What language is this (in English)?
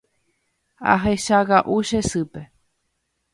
Guarani